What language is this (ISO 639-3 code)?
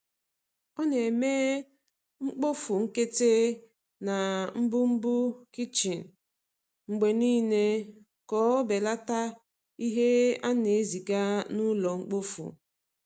ibo